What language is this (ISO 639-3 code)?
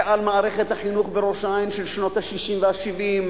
heb